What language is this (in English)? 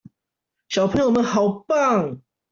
Chinese